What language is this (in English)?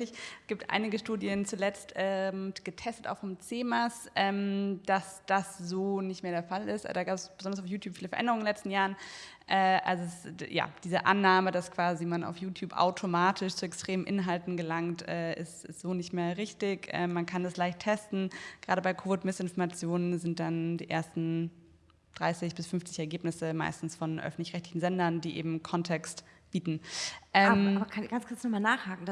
German